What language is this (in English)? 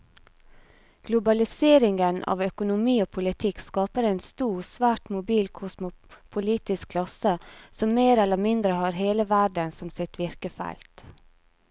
Norwegian